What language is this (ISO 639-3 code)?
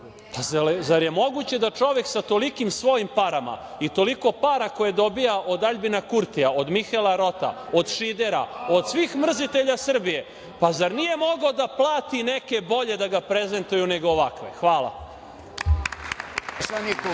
srp